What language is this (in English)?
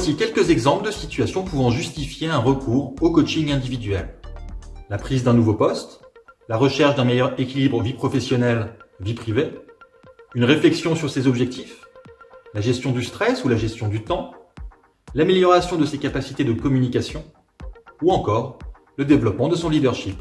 French